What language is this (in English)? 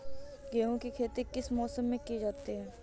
Hindi